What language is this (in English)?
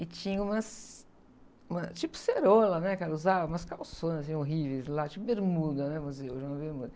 Portuguese